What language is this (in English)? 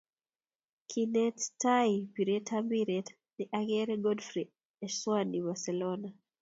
Kalenjin